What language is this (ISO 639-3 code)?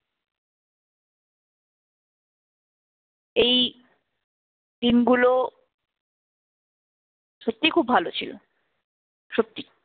ben